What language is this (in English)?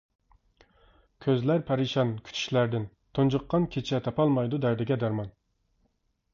Uyghur